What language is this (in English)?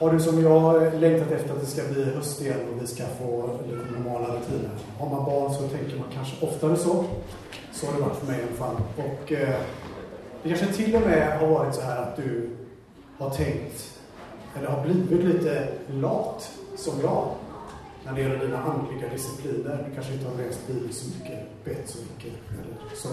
Swedish